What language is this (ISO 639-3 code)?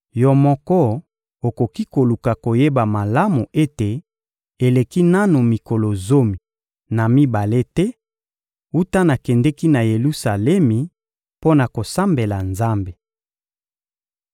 lin